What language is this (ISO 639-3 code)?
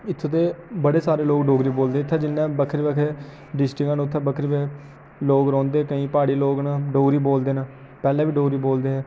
doi